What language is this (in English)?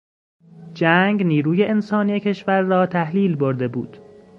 Persian